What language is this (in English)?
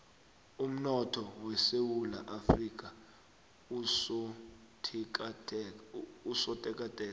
South Ndebele